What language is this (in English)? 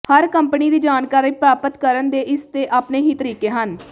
Punjabi